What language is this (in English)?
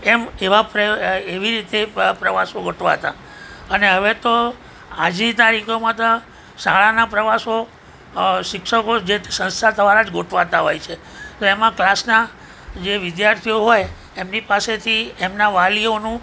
Gujarati